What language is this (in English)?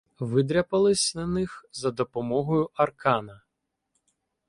Ukrainian